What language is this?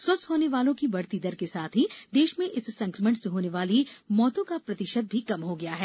Hindi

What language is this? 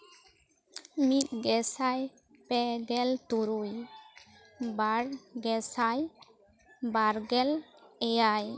Santali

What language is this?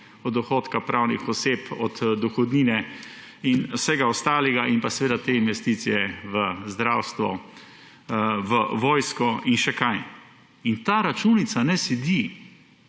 Slovenian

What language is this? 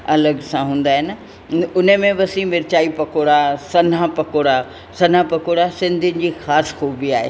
Sindhi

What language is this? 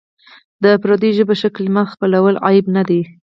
Pashto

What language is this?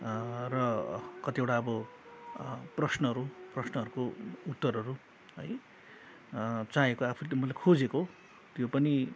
Nepali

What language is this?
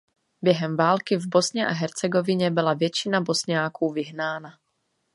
Czech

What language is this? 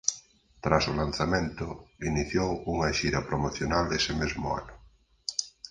Galician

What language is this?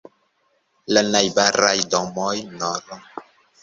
Esperanto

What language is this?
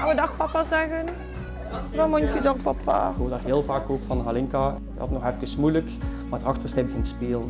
Dutch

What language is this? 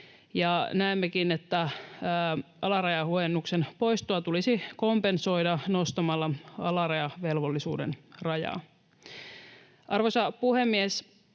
Finnish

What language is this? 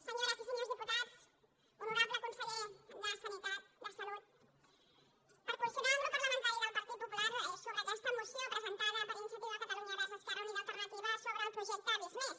Catalan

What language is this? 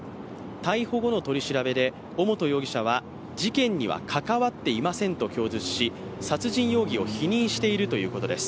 Japanese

